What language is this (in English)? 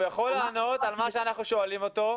Hebrew